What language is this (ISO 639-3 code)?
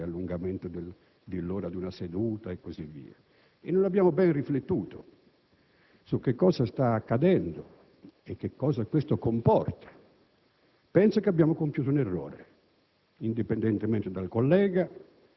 ita